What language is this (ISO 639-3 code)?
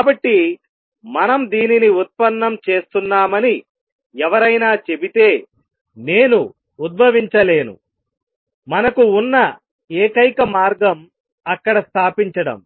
tel